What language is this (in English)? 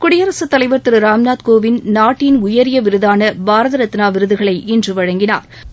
Tamil